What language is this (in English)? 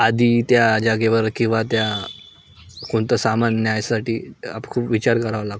Marathi